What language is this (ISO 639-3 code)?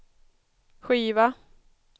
swe